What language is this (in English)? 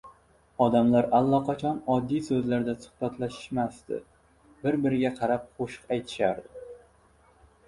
Uzbek